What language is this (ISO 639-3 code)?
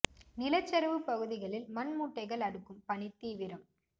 tam